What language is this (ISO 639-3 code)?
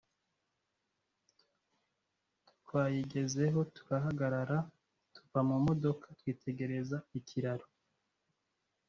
kin